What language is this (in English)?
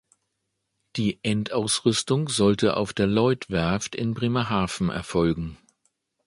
German